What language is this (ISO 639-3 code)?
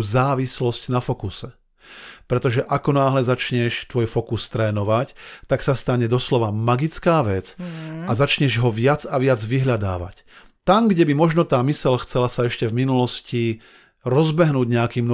slk